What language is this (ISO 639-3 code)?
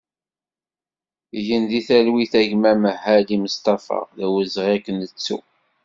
kab